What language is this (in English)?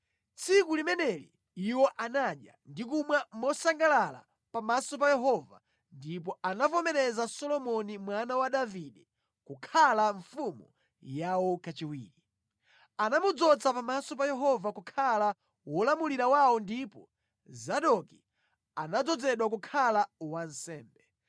Nyanja